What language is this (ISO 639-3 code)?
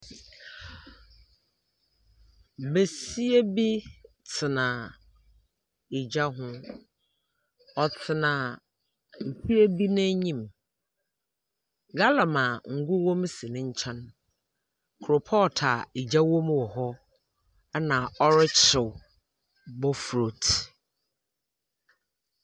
aka